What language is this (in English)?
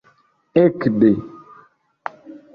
Esperanto